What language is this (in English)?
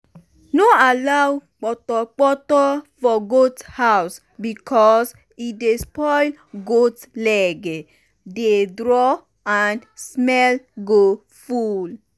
Nigerian Pidgin